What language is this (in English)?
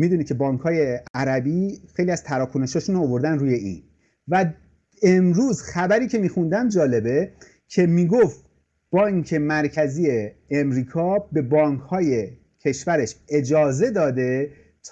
Persian